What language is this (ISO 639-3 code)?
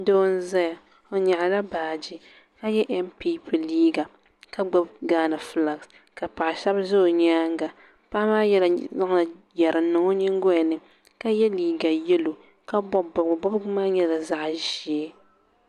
dag